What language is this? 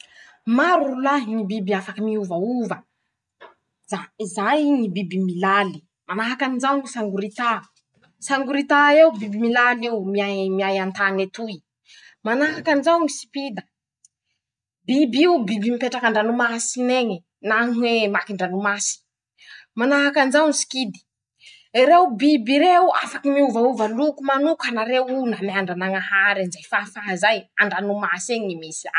Masikoro Malagasy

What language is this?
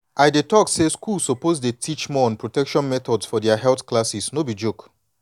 Nigerian Pidgin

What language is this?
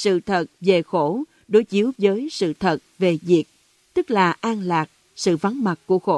Vietnamese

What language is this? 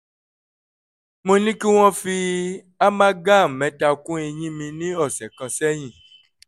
Yoruba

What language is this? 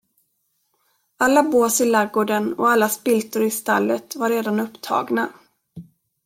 Swedish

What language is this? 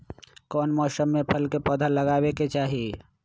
Magahi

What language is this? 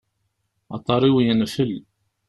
Kabyle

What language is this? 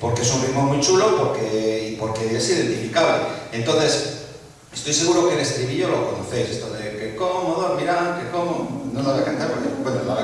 Spanish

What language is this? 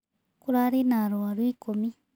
Kikuyu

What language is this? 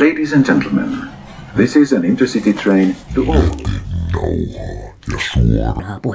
Finnish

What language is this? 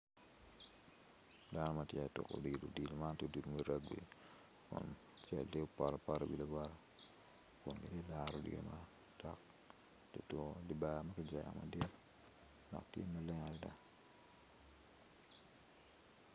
Acoli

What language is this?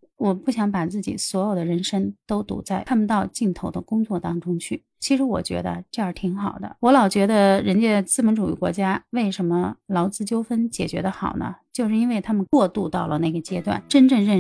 Chinese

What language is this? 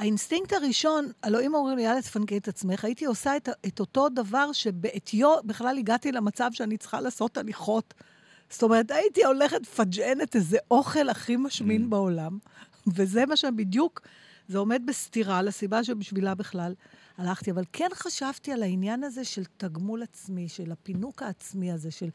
Hebrew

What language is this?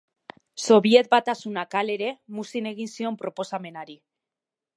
Basque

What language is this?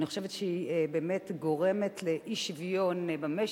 Hebrew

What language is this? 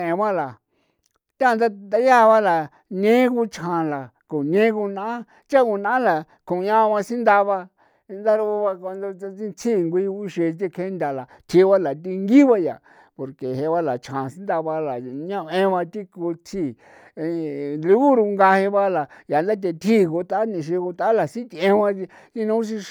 San Felipe Otlaltepec Popoloca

